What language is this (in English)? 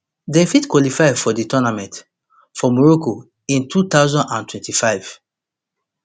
Nigerian Pidgin